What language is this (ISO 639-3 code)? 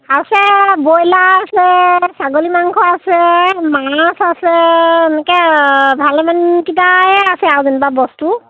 asm